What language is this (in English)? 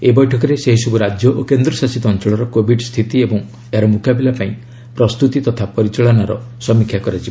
Odia